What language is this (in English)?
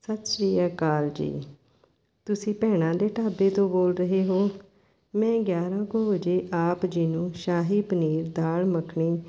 Punjabi